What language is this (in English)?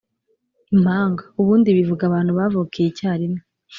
Kinyarwanda